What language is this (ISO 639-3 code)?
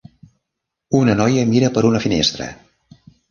cat